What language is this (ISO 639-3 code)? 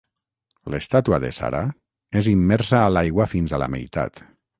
cat